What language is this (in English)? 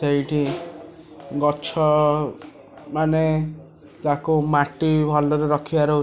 Odia